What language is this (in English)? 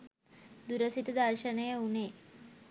Sinhala